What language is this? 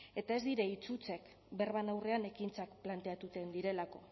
Basque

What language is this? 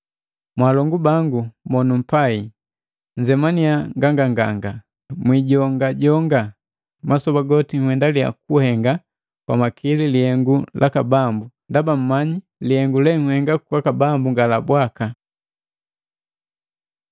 Matengo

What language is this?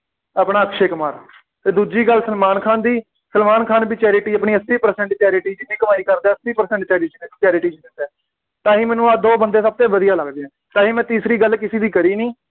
Punjabi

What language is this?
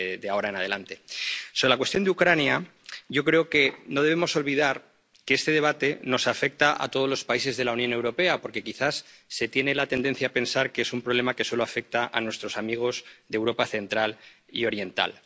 Spanish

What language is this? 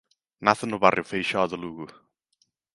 Galician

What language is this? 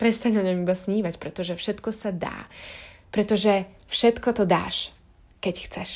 Slovak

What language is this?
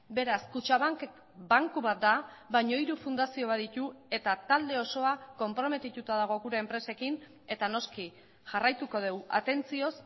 Basque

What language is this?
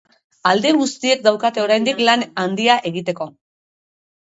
Basque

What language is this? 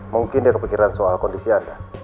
Indonesian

